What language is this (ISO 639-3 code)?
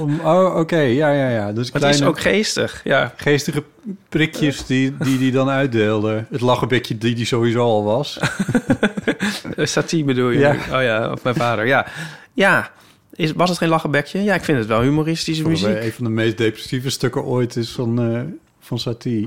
nld